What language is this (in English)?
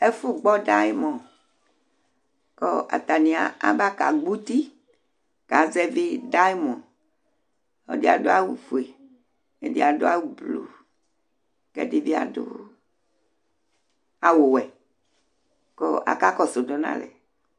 Ikposo